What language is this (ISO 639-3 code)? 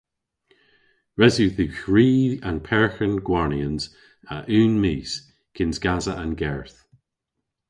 cor